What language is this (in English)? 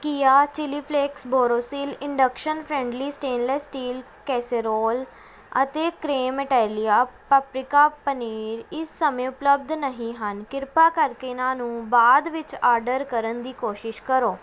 Punjabi